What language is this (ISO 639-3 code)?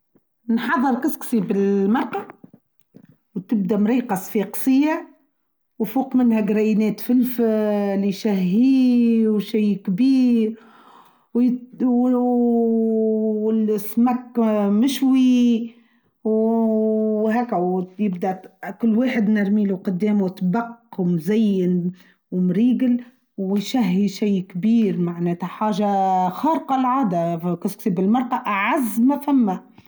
aeb